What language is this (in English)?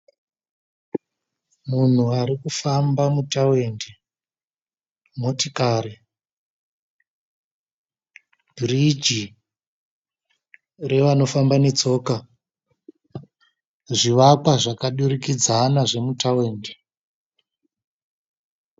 Shona